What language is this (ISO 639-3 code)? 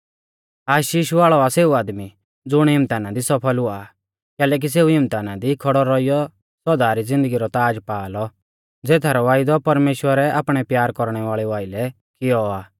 bfz